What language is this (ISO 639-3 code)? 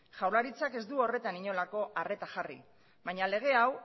eus